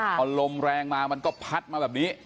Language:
Thai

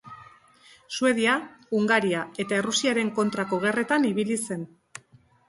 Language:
Basque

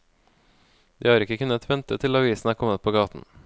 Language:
Norwegian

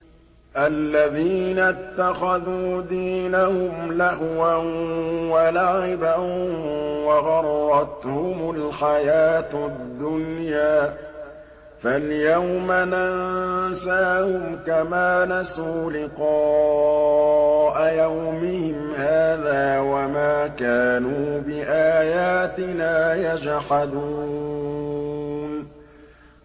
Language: Arabic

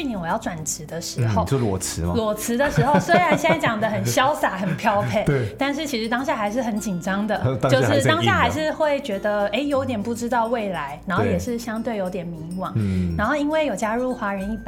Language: Chinese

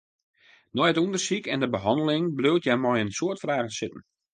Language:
Western Frisian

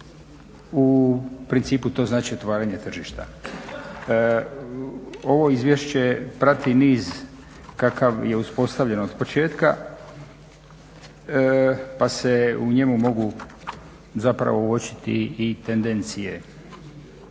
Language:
Croatian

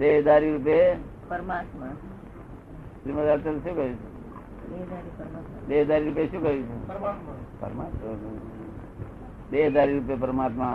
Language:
Gujarati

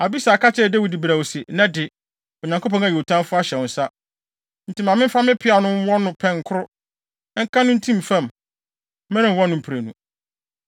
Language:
Akan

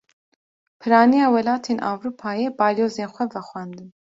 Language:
Kurdish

